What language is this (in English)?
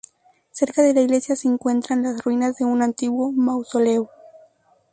Spanish